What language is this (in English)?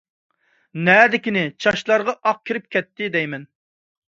Uyghur